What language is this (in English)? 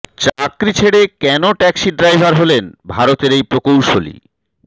Bangla